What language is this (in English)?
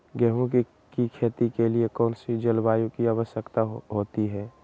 Magahi